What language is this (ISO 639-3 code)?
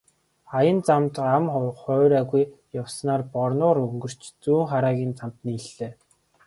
mon